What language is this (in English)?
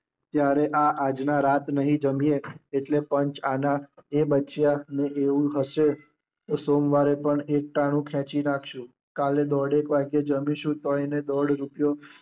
Gujarati